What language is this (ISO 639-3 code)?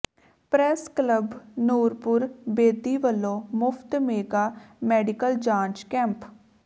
pan